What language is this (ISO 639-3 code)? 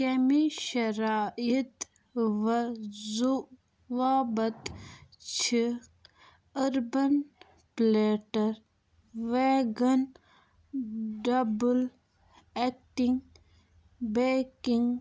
kas